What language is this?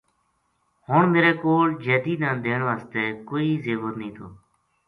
Gujari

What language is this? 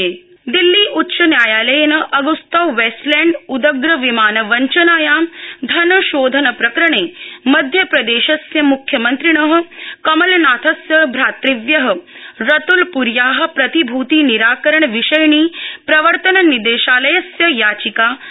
Sanskrit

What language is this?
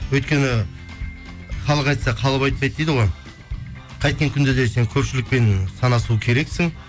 Kazakh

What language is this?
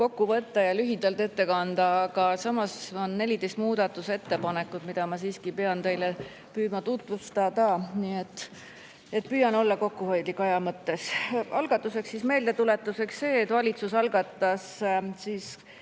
Estonian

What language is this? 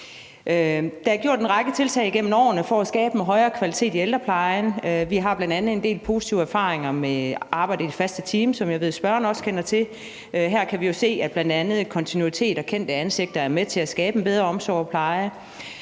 Danish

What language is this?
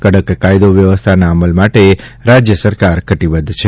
Gujarati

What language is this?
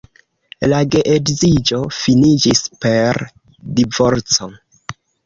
Esperanto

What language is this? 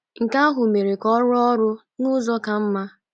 Igbo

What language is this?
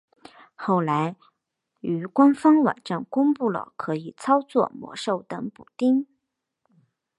Chinese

